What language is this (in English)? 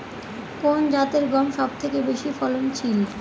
Bangla